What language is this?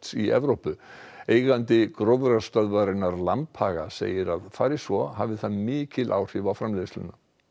Icelandic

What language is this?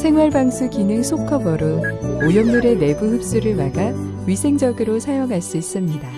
Korean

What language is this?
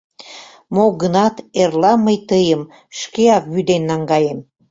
Mari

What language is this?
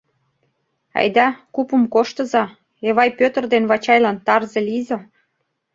Mari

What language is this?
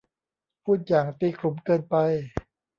Thai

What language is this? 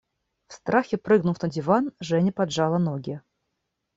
Russian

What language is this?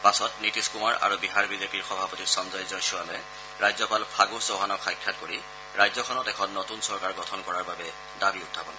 Assamese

